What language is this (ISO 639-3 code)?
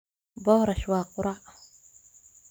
som